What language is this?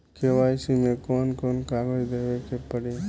Bhojpuri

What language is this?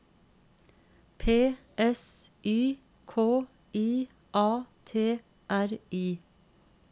Norwegian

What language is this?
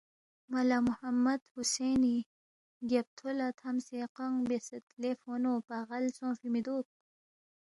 Balti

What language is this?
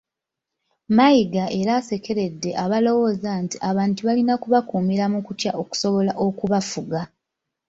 Ganda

